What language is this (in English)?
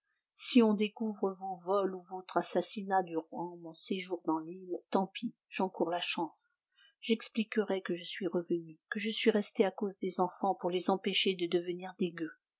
French